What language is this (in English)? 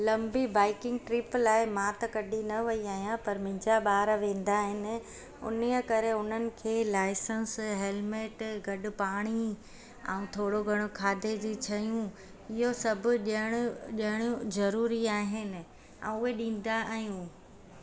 Sindhi